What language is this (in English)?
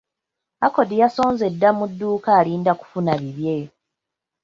Ganda